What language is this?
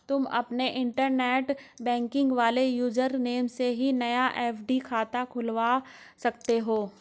Hindi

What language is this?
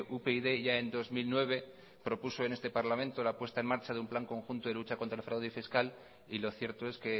Spanish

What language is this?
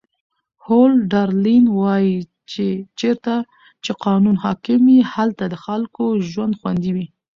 Pashto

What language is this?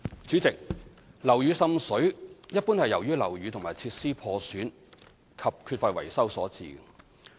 Cantonese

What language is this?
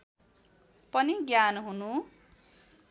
Nepali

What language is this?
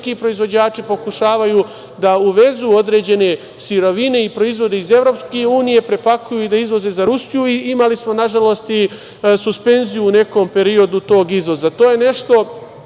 Serbian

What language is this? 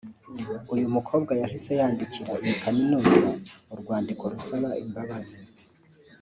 Kinyarwanda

